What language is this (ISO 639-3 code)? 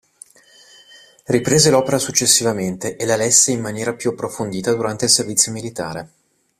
ita